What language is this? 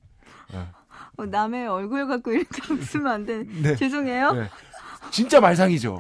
Korean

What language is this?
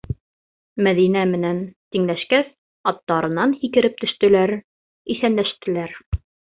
Bashkir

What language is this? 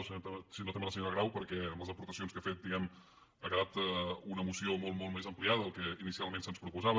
Catalan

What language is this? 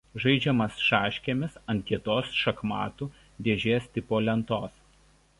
Lithuanian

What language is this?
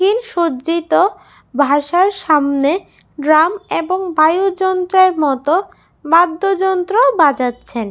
Bangla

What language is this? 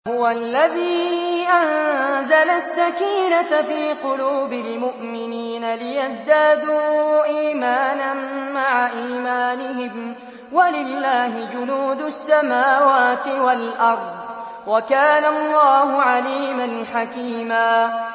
Arabic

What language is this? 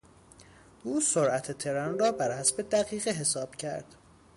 Persian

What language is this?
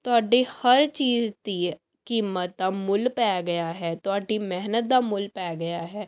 Punjabi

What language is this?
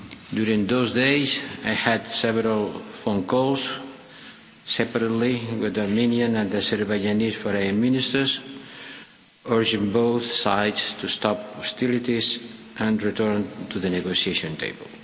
English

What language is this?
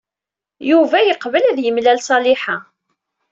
Kabyle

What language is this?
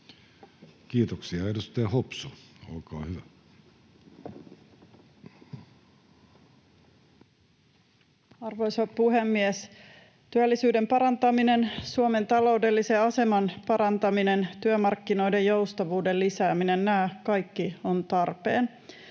Finnish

